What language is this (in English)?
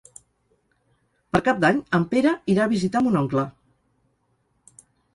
Catalan